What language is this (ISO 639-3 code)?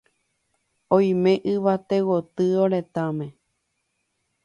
grn